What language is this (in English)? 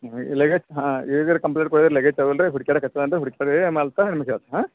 Kannada